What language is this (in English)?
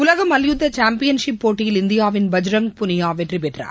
Tamil